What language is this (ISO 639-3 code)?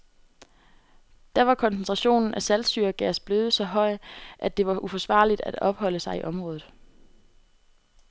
dan